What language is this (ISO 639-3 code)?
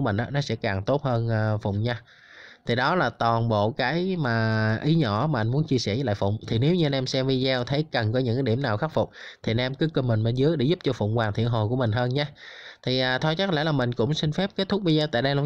vie